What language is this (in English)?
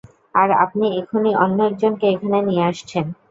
Bangla